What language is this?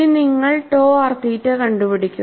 Malayalam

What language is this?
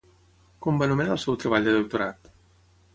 Catalan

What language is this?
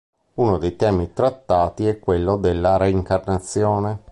Italian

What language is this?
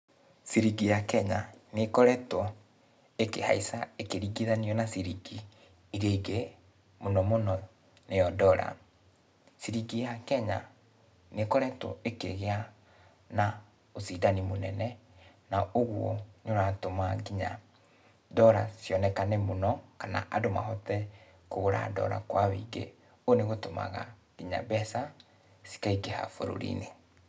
Kikuyu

